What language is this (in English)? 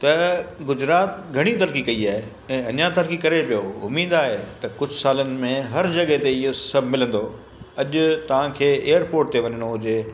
Sindhi